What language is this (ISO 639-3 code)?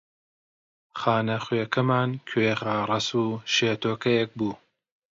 ckb